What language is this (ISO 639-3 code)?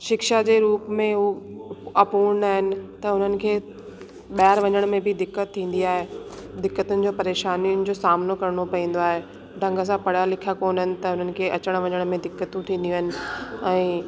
snd